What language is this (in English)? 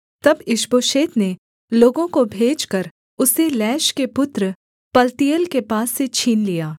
Hindi